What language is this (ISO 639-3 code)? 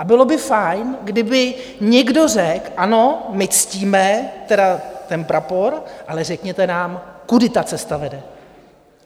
ces